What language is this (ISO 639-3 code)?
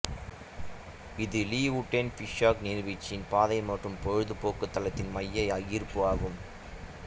tam